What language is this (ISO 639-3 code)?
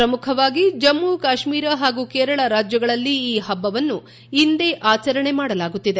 kan